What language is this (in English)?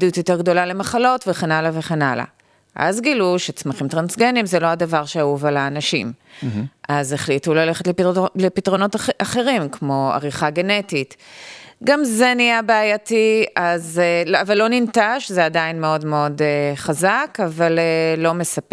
Hebrew